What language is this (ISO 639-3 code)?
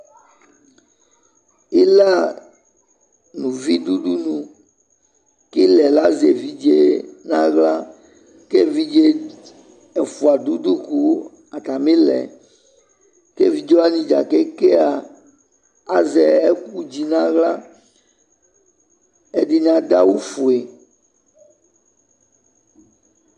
kpo